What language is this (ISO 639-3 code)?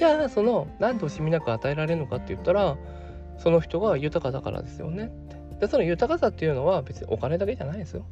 jpn